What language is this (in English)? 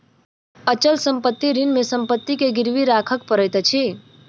Maithili